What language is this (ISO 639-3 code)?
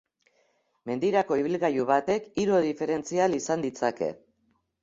eus